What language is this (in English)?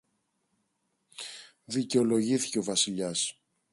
Greek